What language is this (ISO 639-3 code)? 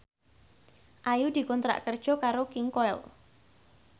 jav